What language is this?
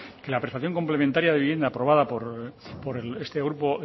Spanish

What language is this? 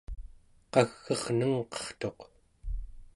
Central Yupik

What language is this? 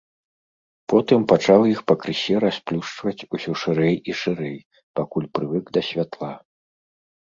Belarusian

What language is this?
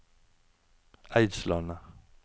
Norwegian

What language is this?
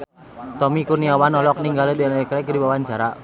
Sundanese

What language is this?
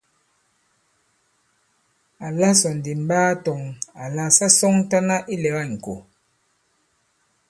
Bankon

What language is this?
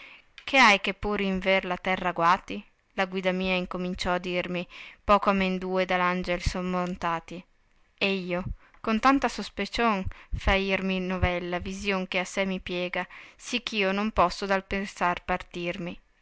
Italian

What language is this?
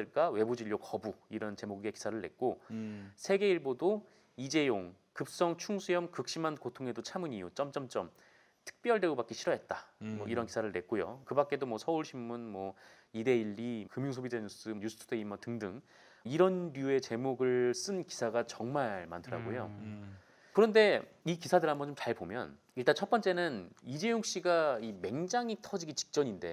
Korean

